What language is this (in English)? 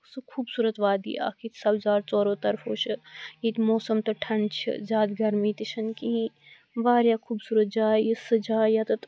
Kashmiri